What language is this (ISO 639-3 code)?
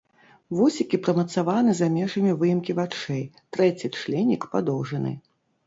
bel